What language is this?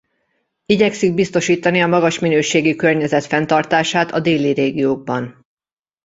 Hungarian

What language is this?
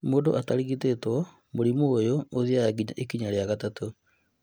Kikuyu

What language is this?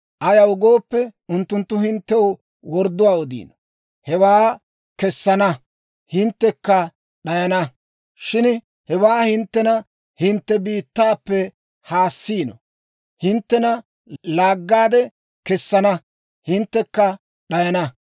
Dawro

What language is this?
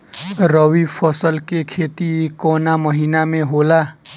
Bhojpuri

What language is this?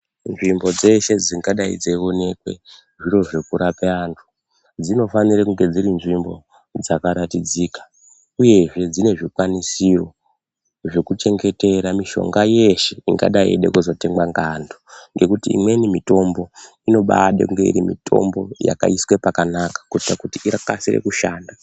Ndau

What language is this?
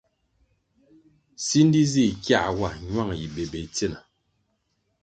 Kwasio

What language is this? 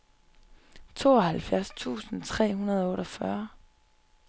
Danish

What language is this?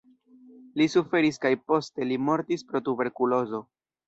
Esperanto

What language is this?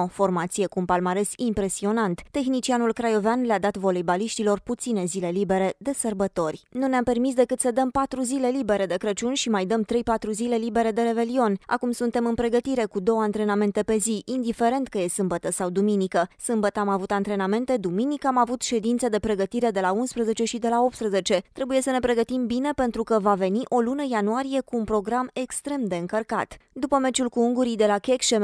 Romanian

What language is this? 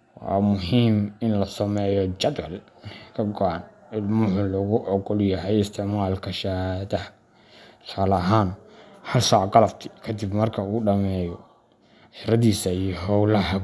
Somali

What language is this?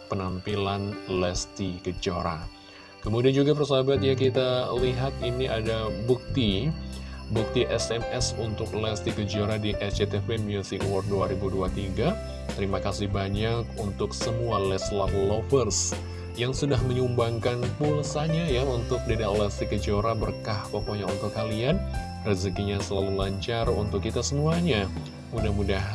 Indonesian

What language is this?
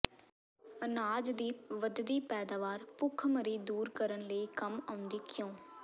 Punjabi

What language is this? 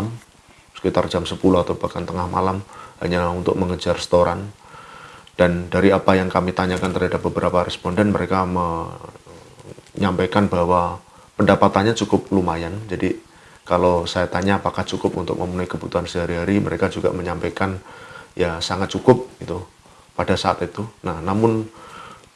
Indonesian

